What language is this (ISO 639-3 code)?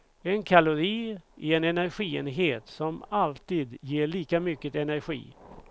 swe